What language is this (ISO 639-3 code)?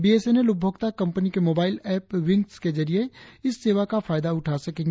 hin